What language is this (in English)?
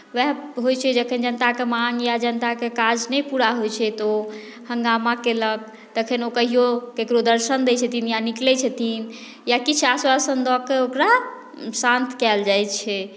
Maithili